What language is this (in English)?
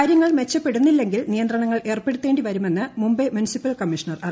Malayalam